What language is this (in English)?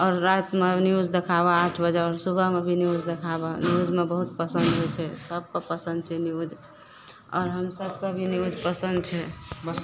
Maithili